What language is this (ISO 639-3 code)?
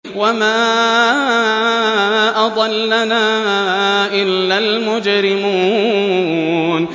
ara